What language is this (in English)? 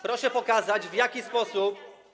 Polish